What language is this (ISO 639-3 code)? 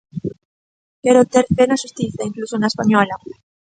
glg